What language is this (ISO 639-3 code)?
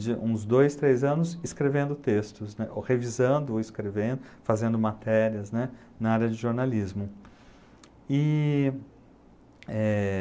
por